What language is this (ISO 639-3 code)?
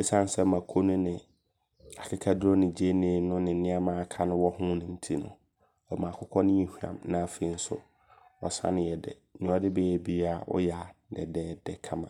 abr